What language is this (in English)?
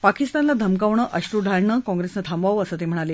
Marathi